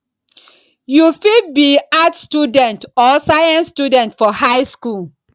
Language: Nigerian Pidgin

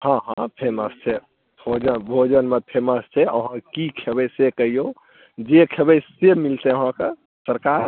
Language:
Maithili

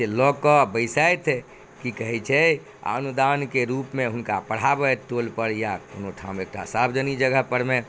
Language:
Maithili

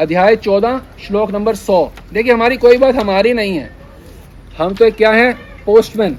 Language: Hindi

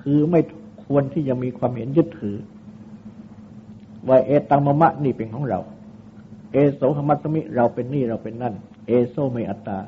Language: Thai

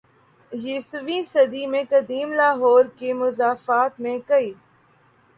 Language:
Urdu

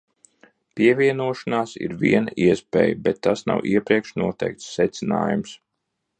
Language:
Latvian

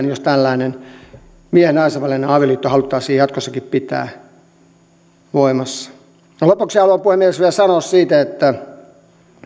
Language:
Finnish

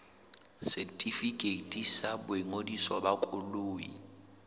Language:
Southern Sotho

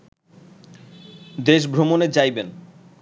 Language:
Bangla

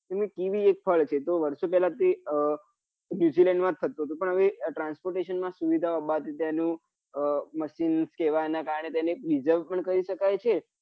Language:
Gujarati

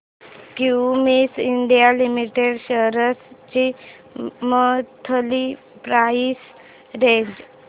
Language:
Marathi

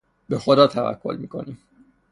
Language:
Persian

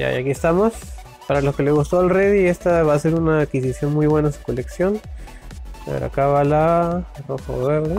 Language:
Spanish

